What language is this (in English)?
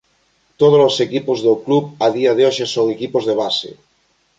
Galician